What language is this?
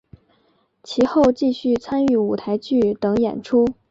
Chinese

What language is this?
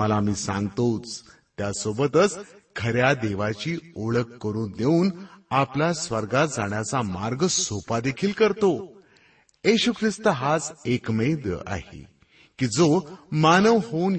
Marathi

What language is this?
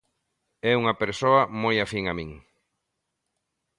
Galician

